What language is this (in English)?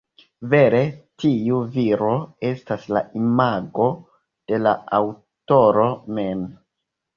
Esperanto